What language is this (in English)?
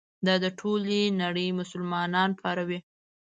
Pashto